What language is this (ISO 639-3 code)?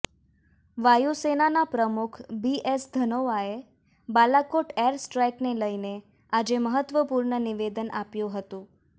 guj